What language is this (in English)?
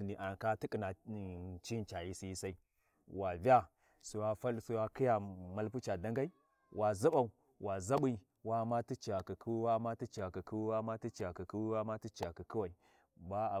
Warji